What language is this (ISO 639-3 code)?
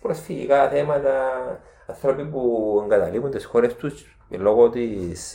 ell